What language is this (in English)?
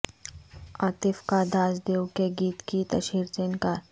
Urdu